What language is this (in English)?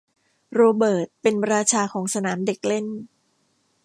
Thai